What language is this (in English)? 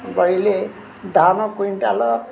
Odia